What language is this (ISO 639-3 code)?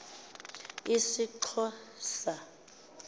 xho